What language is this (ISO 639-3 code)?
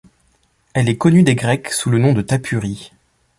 fra